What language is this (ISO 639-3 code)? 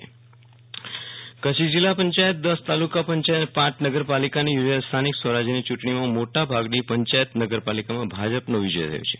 guj